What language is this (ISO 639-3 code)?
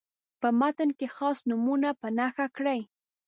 pus